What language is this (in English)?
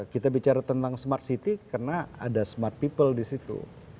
Indonesian